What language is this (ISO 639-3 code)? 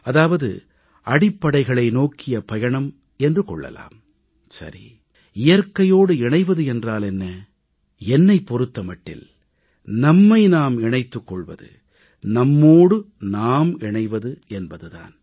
tam